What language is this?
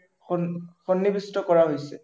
Assamese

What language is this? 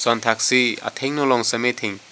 Karbi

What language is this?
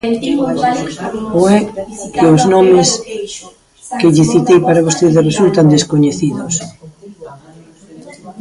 Galician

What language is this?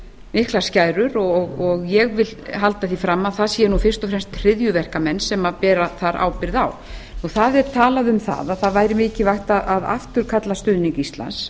Icelandic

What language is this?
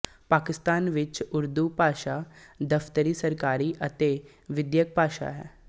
Punjabi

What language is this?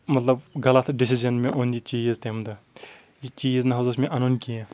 Kashmiri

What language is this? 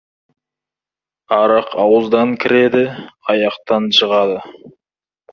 Kazakh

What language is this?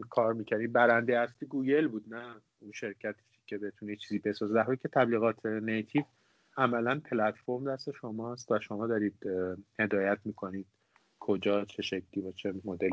Persian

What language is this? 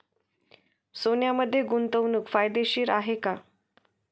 Marathi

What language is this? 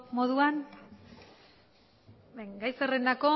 Basque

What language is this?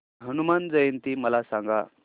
Marathi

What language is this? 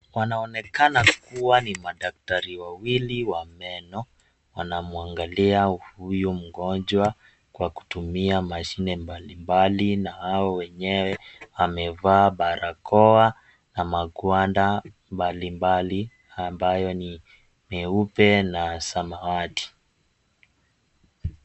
Swahili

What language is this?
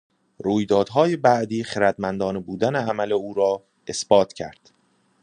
Persian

